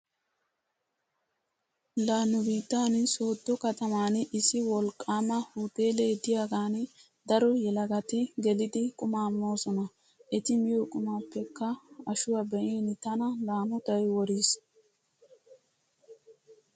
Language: Wolaytta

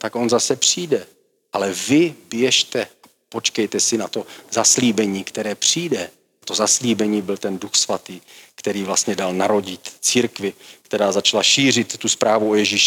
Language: Czech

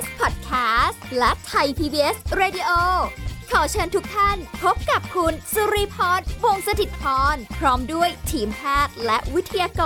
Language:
Thai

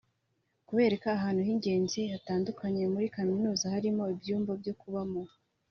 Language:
Kinyarwanda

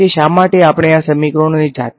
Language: Gujarati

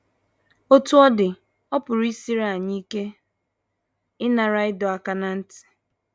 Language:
Igbo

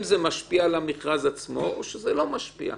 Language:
Hebrew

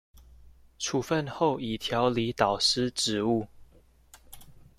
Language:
Chinese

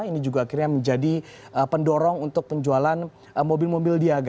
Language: Indonesian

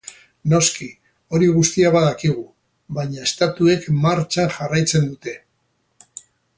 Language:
Basque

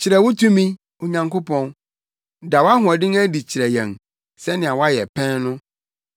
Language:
Akan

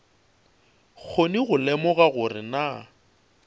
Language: Northern Sotho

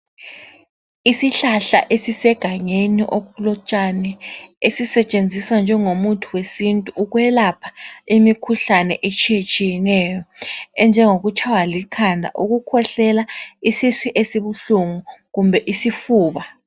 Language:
North Ndebele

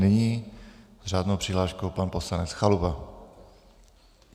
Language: Czech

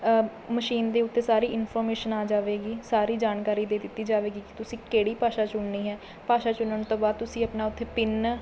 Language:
Punjabi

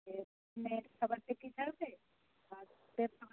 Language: Bangla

